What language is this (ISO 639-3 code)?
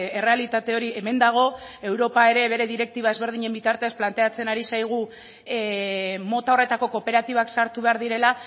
eus